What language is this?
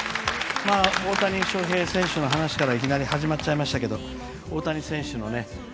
Japanese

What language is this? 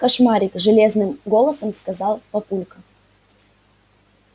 Russian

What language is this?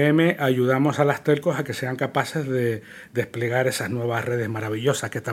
Spanish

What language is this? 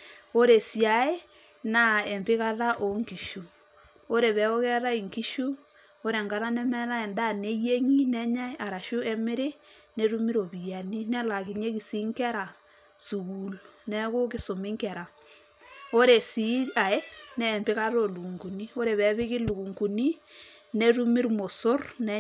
Masai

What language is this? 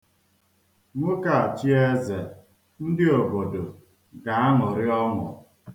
Igbo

